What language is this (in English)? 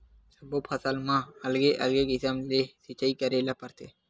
Chhattisgarhi